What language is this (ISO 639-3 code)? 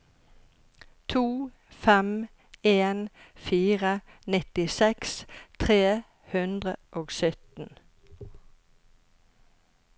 nor